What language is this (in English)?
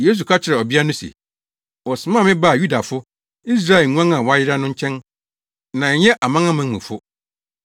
Akan